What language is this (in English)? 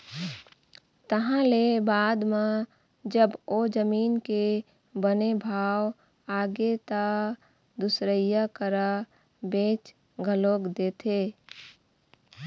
Chhattisgarhi